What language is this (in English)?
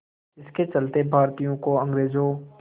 Hindi